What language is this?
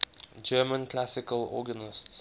English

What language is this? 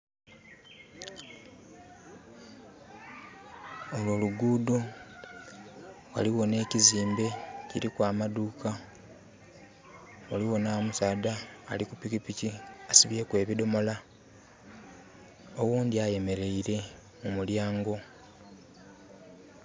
Soga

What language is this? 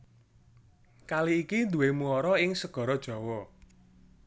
Javanese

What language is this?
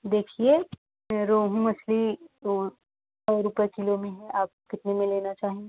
Hindi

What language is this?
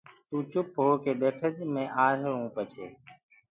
Gurgula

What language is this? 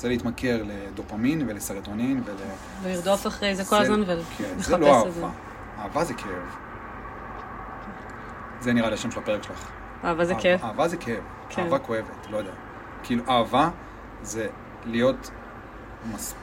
Hebrew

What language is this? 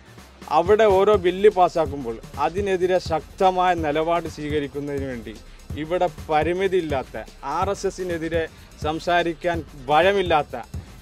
Malayalam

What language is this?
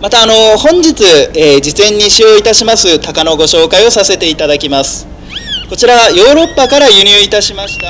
Japanese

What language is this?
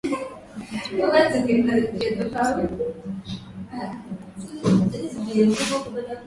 Swahili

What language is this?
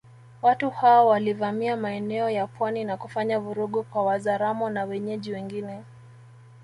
Swahili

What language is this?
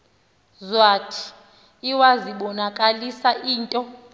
Xhosa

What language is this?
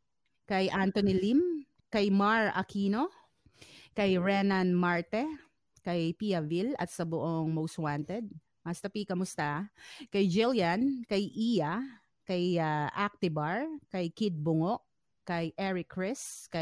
Filipino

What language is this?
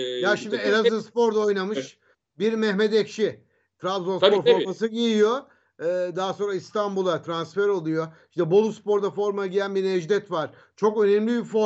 Turkish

